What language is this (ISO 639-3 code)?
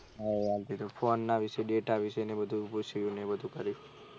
guj